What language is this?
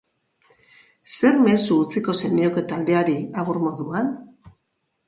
Basque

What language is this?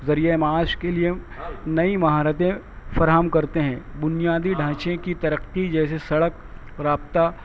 Urdu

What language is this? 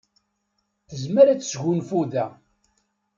Kabyle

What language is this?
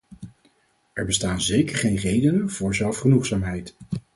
Dutch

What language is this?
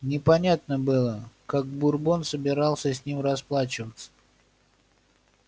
Russian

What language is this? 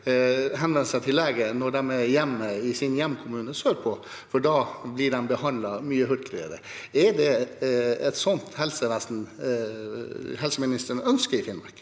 Norwegian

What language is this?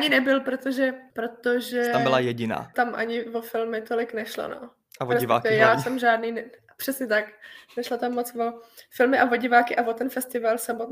Czech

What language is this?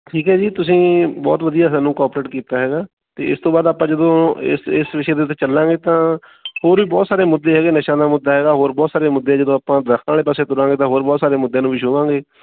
Punjabi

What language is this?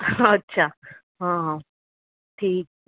Gujarati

